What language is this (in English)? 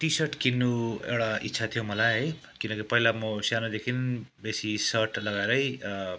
Nepali